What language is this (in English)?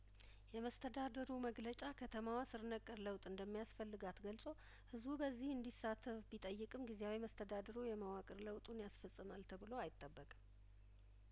Amharic